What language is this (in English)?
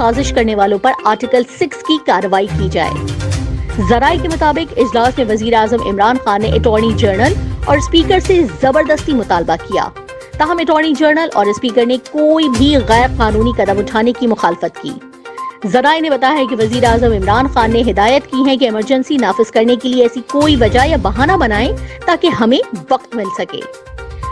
Urdu